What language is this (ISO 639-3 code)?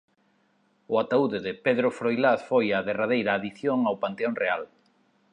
glg